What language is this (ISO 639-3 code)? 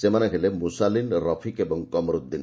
ori